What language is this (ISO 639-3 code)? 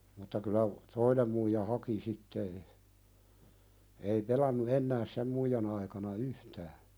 fin